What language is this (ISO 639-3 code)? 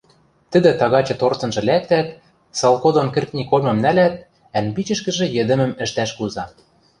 mrj